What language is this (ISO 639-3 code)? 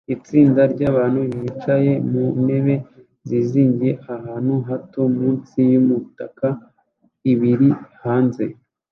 kin